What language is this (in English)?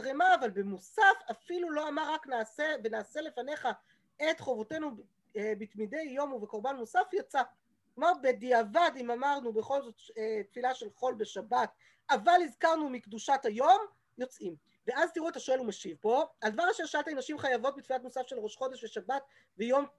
Hebrew